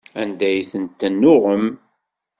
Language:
Kabyle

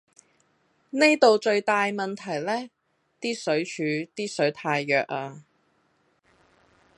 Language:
Cantonese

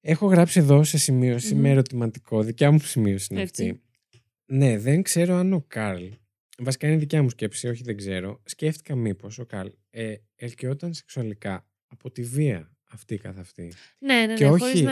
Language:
Greek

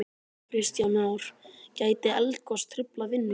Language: Icelandic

